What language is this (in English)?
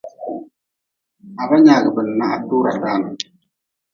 Nawdm